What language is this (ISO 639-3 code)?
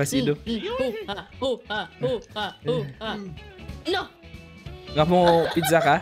ind